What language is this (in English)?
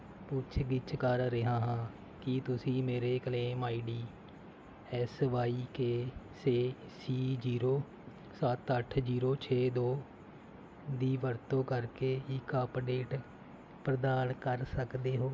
Punjabi